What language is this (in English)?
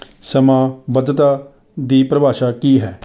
Punjabi